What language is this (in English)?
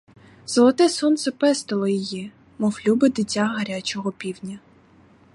Ukrainian